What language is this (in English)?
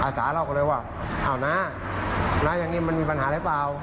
Thai